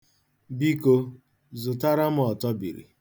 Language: Igbo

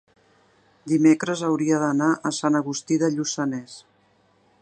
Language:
Catalan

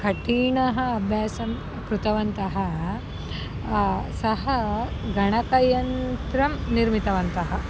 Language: Sanskrit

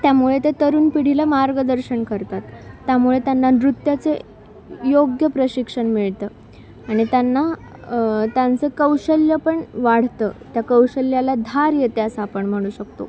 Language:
Marathi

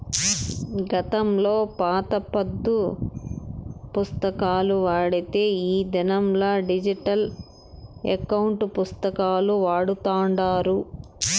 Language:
Telugu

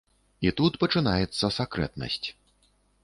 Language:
Belarusian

